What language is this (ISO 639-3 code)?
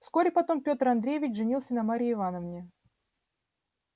rus